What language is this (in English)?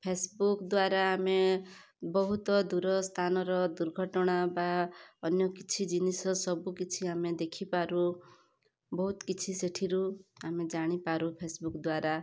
Odia